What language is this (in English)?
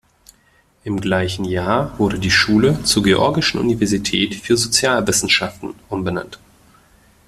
German